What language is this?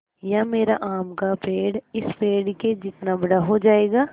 Hindi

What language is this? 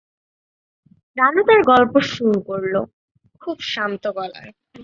Bangla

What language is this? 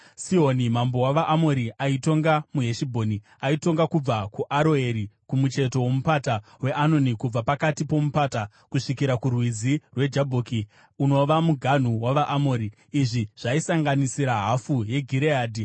Shona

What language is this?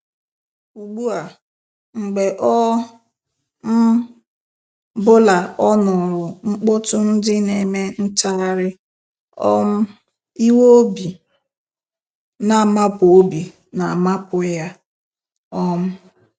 Igbo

